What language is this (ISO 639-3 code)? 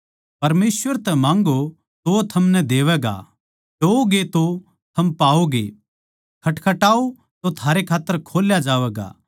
bgc